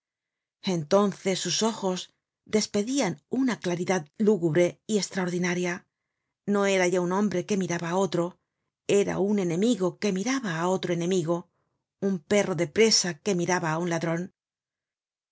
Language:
Spanish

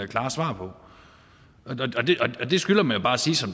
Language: Danish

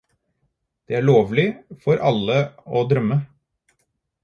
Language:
Norwegian Bokmål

